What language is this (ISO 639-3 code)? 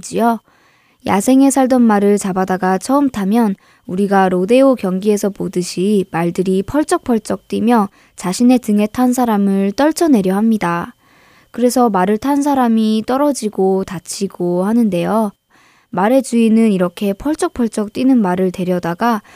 kor